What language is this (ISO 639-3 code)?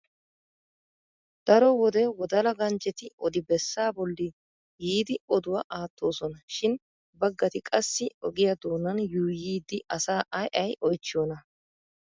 wal